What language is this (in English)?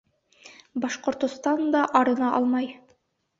Bashkir